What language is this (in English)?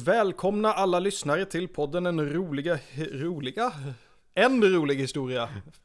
Swedish